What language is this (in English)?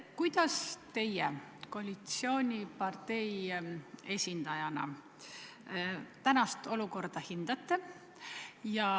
Estonian